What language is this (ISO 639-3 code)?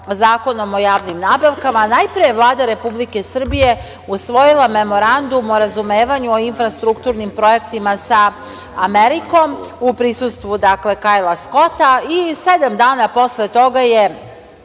srp